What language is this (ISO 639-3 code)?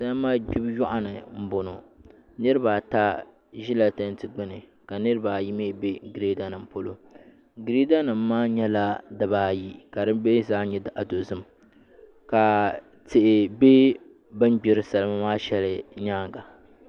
dag